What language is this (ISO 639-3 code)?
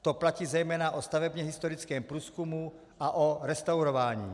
ces